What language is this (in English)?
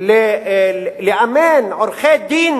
Hebrew